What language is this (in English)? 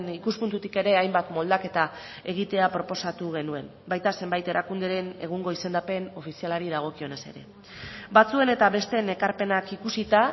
Basque